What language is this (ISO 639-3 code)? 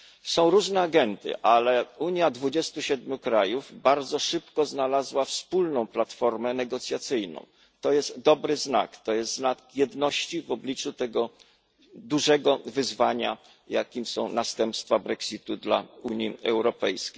pol